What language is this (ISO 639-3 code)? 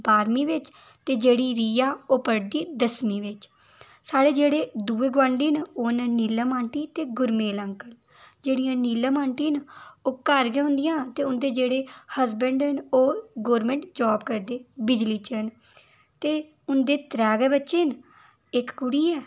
doi